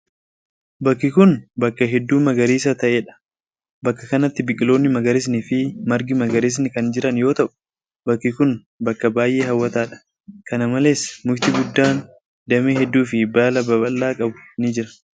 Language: Oromo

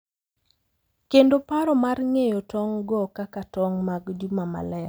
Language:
Luo (Kenya and Tanzania)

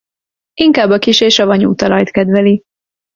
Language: Hungarian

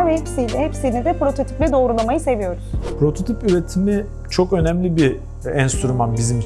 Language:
Turkish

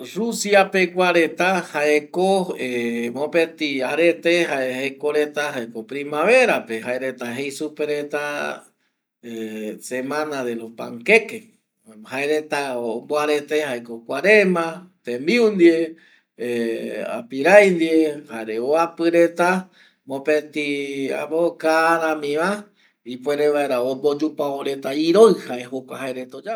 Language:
Eastern Bolivian Guaraní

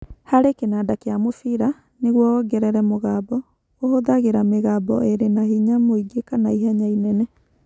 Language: Kikuyu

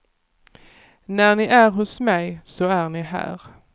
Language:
Swedish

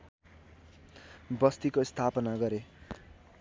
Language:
Nepali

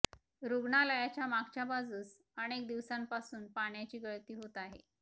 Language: Marathi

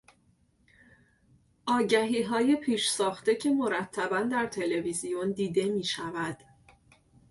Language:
Persian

